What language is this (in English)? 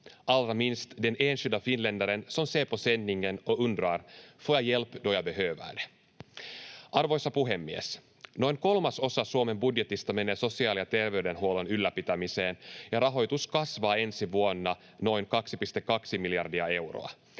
Finnish